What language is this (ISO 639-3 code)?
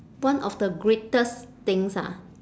eng